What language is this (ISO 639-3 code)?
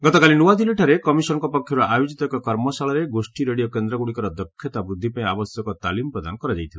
ori